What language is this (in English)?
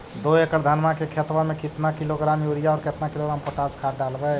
Magahi